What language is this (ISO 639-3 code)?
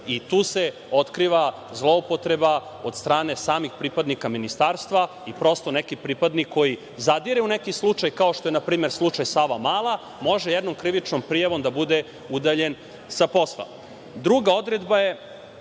srp